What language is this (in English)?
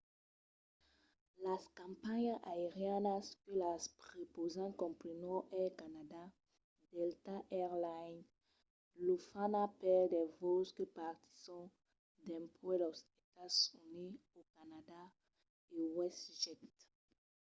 Occitan